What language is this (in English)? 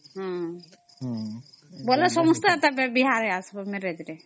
Odia